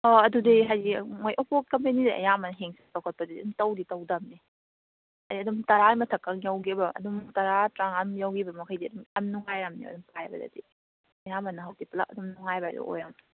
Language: Manipuri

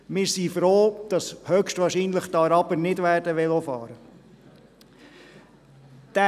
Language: Swiss German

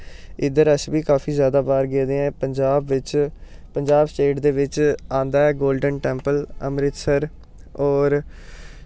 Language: Dogri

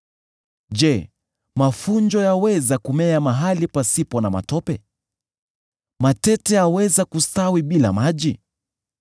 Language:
Swahili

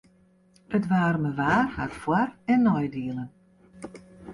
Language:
Western Frisian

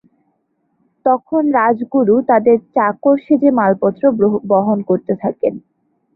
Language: Bangla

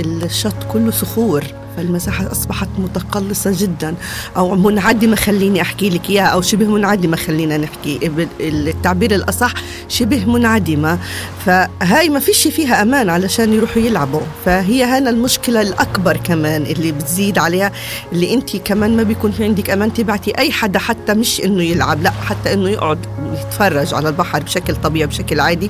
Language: Arabic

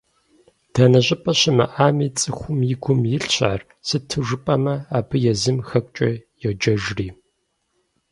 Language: Kabardian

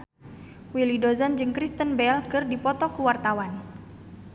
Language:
Sundanese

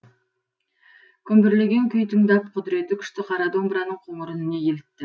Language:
Kazakh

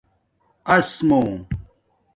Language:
Domaaki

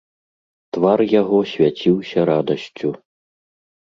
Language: Belarusian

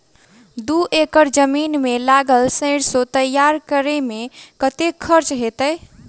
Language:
Maithili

